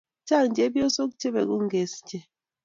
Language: Kalenjin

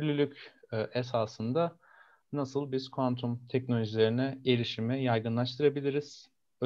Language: Turkish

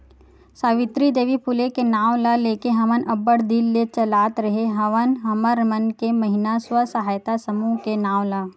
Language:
Chhattisgarhi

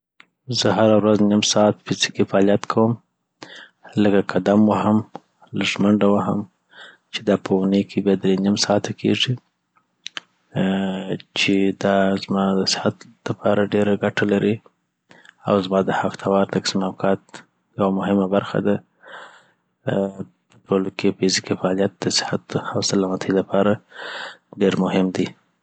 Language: Southern Pashto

